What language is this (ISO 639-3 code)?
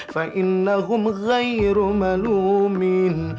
ind